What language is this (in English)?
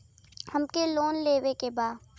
Bhojpuri